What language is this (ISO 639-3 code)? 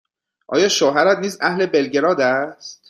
fas